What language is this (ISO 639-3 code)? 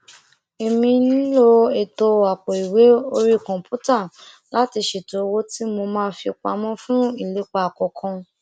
yor